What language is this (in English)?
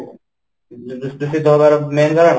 Odia